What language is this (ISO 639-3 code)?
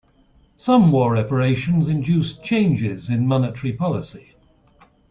eng